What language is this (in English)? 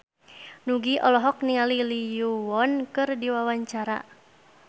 Sundanese